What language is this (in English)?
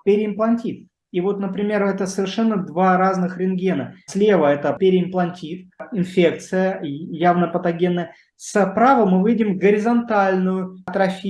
Russian